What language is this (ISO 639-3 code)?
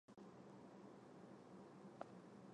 zho